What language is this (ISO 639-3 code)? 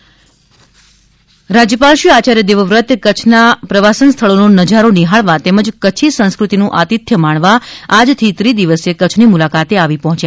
guj